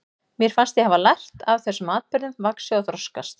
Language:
Icelandic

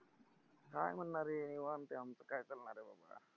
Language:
Marathi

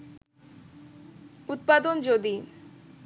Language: Bangla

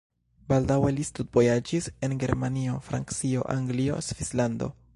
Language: Esperanto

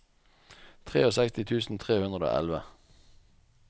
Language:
Norwegian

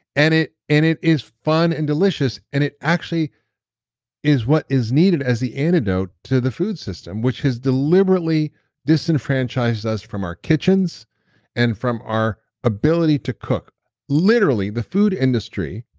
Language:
English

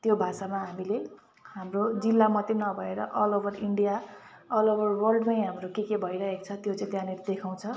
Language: Nepali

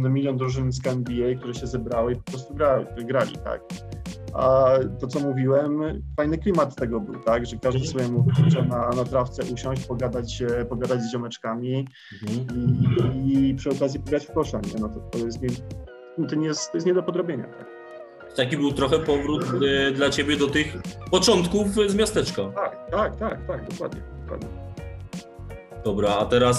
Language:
Polish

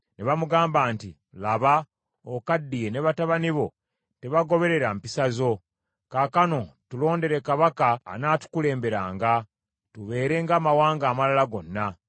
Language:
Ganda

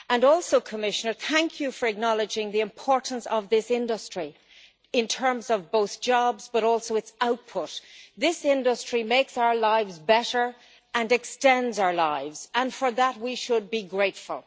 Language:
English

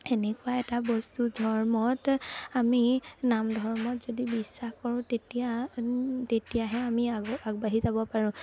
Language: Assamese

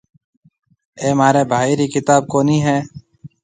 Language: Marwari (Pakistan)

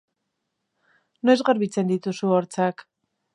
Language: Basque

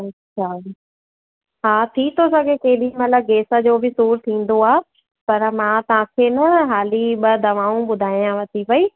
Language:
Sindhi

